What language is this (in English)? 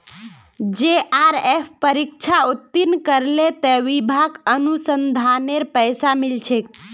Magahi